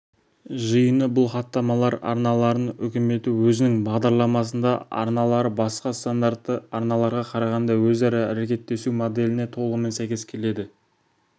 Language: Kazakh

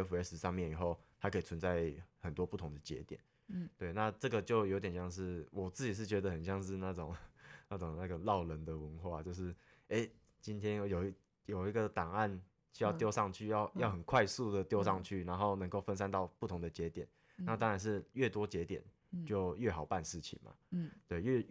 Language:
Chinese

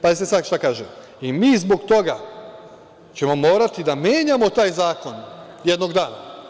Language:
Serbian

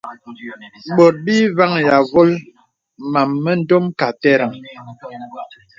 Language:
Bebele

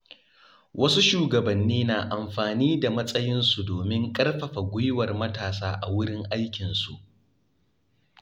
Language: Hausa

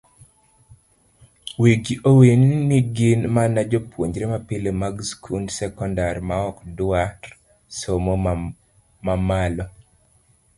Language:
Luo (Kenya and Tanzania)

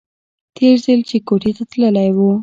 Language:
Pashto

